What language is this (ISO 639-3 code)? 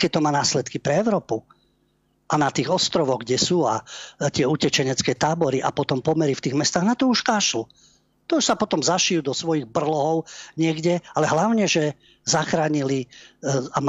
slk